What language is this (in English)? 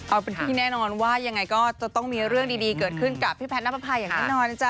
Thai